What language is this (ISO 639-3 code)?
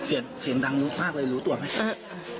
tha